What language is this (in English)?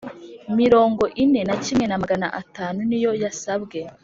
Kinyarwanda